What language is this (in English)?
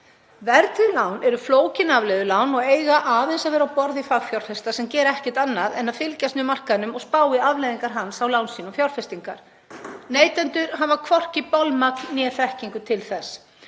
Icelandic